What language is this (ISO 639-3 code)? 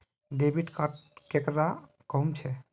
mag